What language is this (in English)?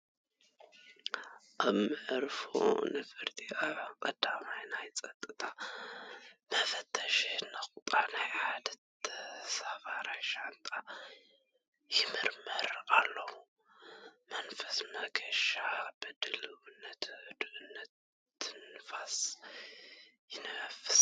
Tigrinya